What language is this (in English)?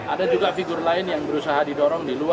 Indonesian